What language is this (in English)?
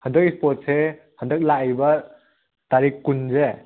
Manipuri